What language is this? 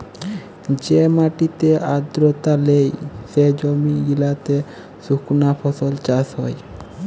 Bangla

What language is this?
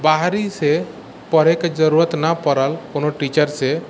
Maithili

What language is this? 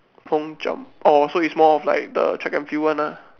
English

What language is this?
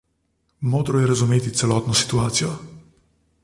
Slovenian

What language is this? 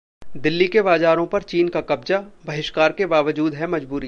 Hindi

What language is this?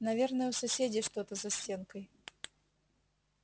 Russian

